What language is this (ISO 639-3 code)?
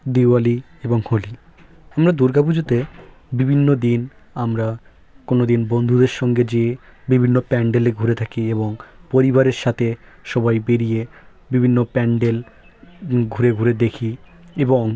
ben